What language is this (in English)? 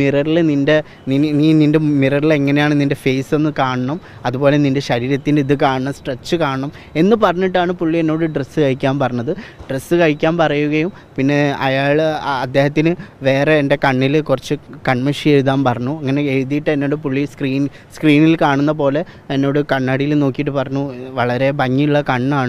Malayalam